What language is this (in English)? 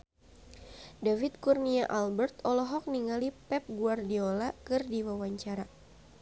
Sundanese